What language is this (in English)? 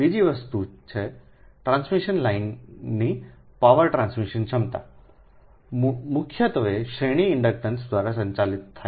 Gujarati